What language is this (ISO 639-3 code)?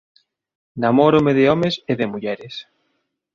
glg